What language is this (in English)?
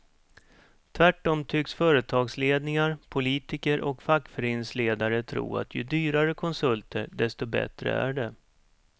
Swedish